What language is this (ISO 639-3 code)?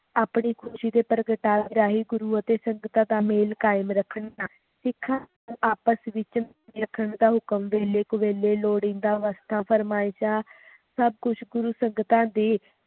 pan